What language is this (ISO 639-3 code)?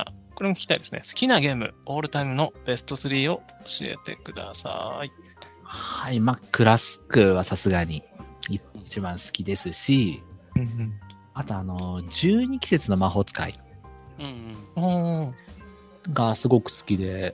jpn